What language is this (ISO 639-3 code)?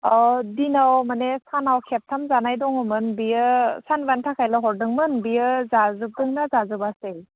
brx